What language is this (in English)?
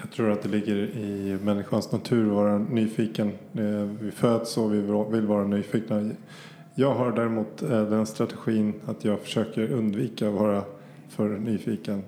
Swedish